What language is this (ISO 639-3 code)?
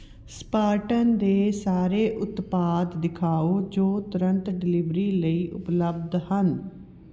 pan